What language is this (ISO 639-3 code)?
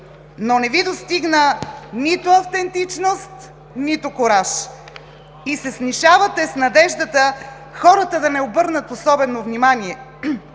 bul